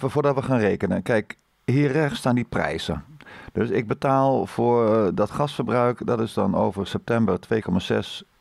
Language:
Dutch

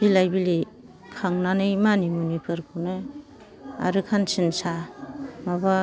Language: Bodo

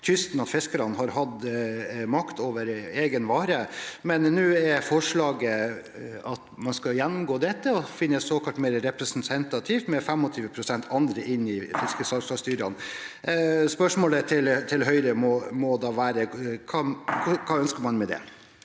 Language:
Norwegian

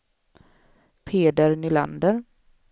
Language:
Swedish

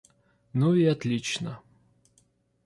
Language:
Russian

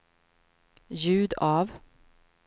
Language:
Swedish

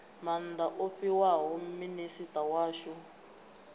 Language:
Venda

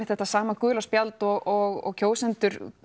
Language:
Icelandic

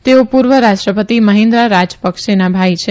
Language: Gujarati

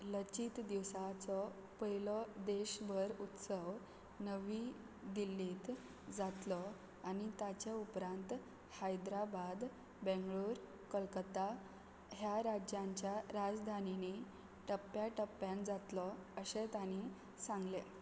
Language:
Konkani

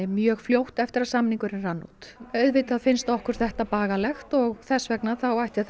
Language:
Icelandic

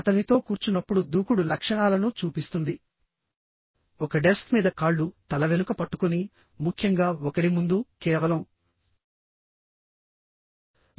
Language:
Telugu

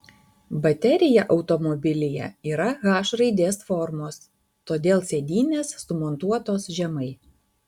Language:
Lithuanian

